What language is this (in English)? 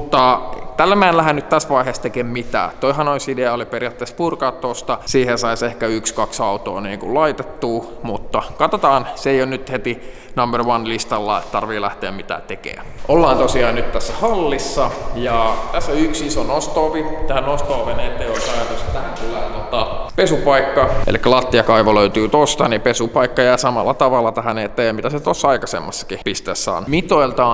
Finnish